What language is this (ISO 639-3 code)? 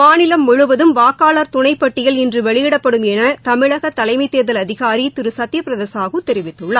tam